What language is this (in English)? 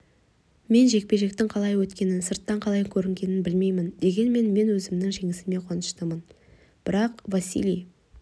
Kazakh